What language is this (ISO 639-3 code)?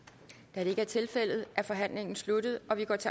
dan